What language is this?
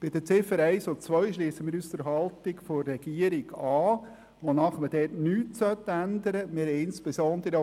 Swiss German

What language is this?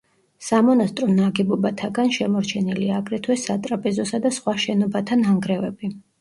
Georgian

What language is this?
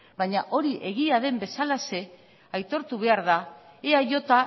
Basque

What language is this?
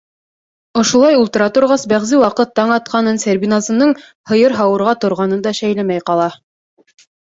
Bashkir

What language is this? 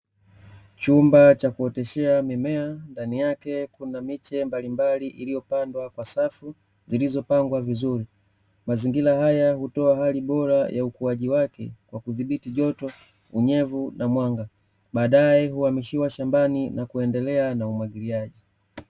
Swahili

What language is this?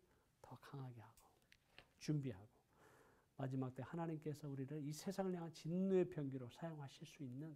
Korean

